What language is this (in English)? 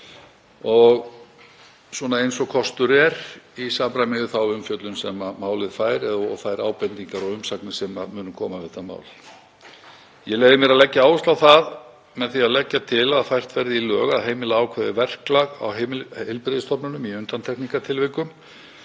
Icelandic